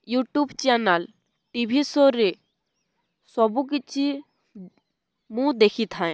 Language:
Odia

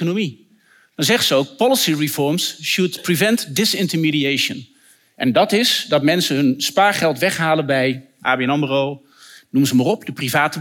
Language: Dutch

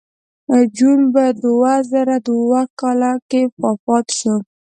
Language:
Pashto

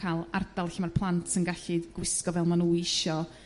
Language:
Welsh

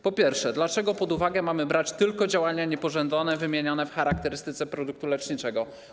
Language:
Polish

